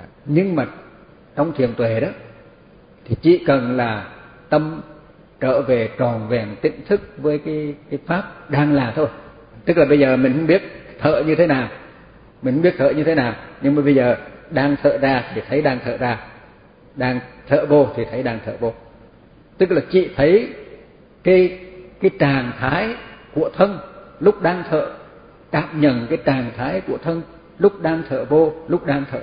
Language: Vietnamese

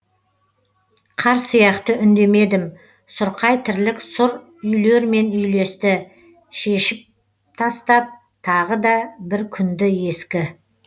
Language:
Kazakh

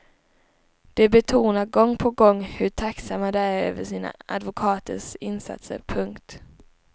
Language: Swedish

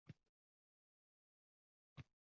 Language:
Uzbek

